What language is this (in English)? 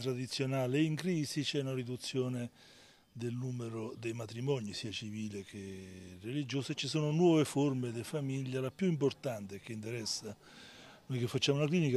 Italian